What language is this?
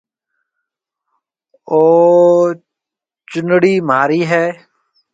Marwari (Pakistan)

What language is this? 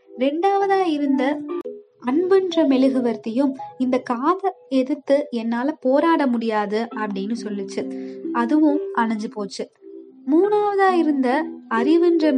Tamil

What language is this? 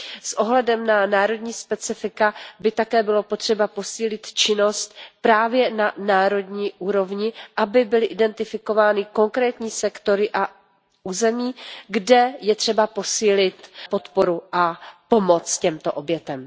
Czech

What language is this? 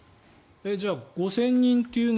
Japanese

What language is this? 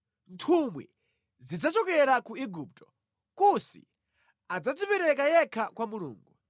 Nyanja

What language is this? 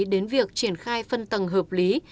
Vietnamese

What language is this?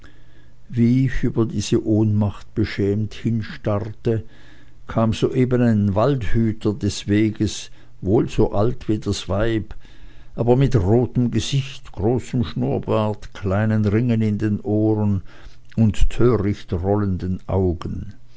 German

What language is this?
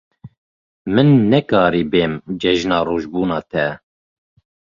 Kurdish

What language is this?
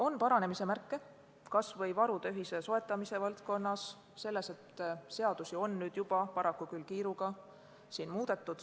Estonian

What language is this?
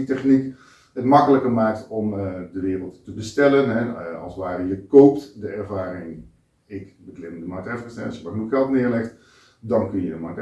Dutch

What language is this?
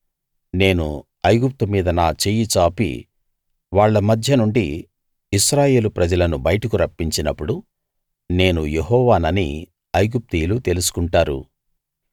Telugu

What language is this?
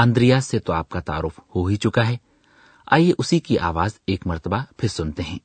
Urdu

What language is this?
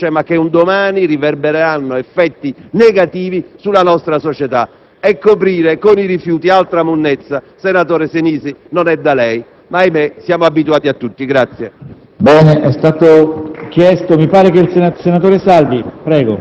Italian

